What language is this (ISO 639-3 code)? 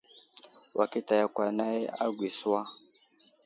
udl